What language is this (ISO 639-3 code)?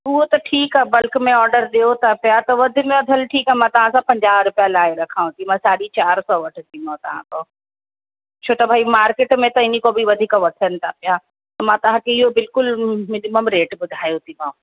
snd